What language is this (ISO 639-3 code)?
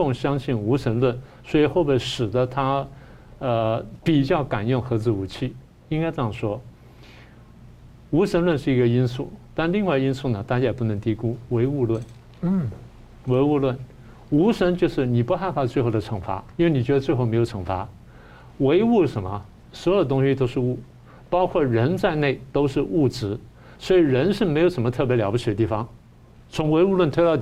zho